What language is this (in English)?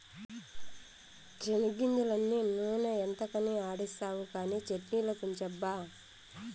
Telugu